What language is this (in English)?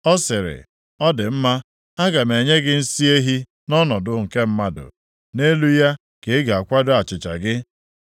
Igbo